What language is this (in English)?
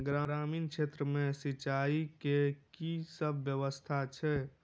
Maithili